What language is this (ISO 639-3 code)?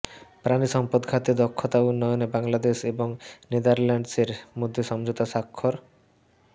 ben